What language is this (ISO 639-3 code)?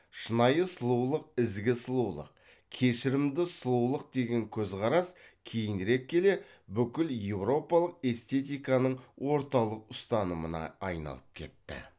kaz